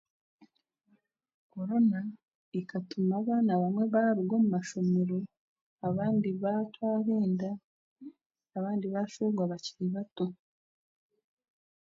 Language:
Chiga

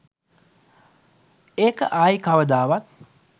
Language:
Sinhala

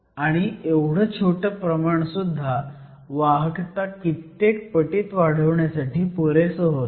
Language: Marathi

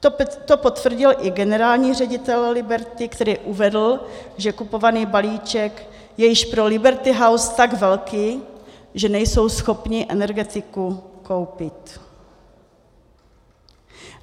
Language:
Czech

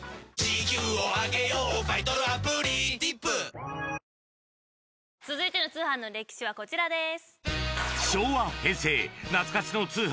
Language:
Japanese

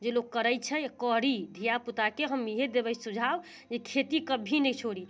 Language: Maithili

